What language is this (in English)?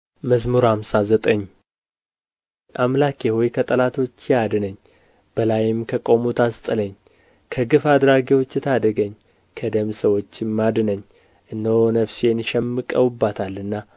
Amharic